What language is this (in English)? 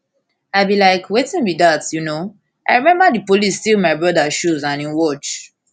Nigerian Pidgin